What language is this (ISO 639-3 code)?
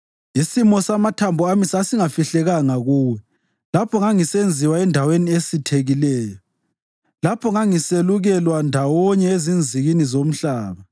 nde